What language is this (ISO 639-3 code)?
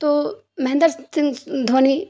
urd